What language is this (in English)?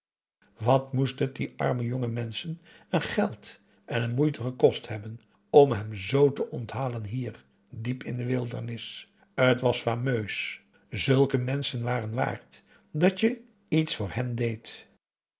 Dutch